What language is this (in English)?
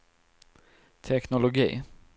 Swedish